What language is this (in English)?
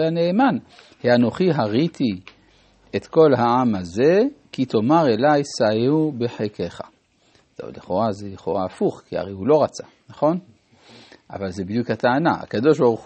Hebrew